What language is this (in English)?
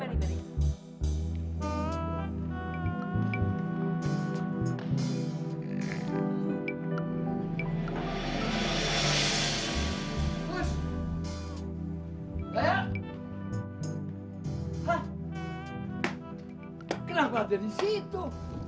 Indonesian